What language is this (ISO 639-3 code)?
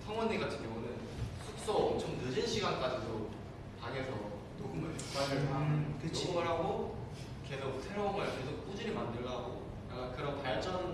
kor